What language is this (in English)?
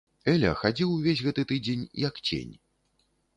Belarusian